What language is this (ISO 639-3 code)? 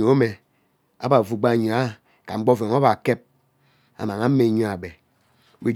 byc